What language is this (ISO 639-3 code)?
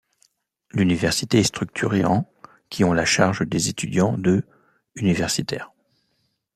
fra